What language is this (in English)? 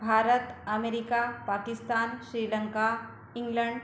Marathi